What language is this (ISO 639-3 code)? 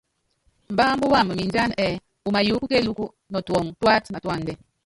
yav